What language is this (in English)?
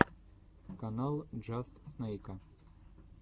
Russian